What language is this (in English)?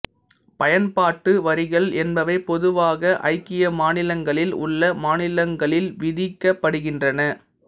Tamil